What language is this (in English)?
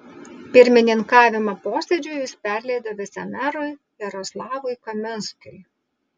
Lithuanian